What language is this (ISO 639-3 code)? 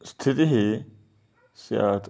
san